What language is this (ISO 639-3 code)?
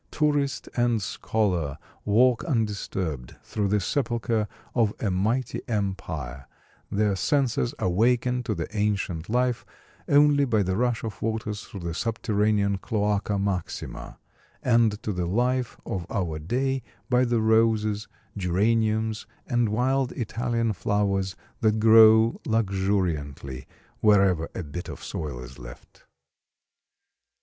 eng